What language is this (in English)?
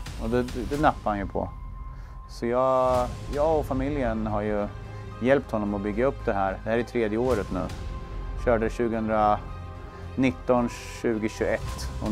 Swedish